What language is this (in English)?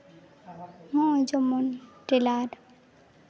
Santali